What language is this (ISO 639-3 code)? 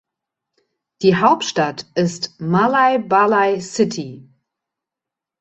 deu